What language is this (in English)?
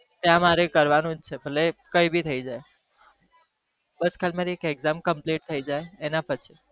Gujarati